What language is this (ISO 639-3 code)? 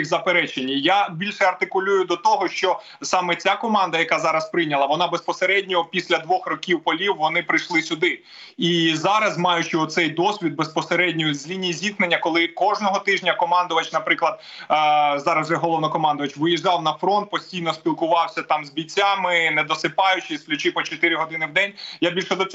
ukr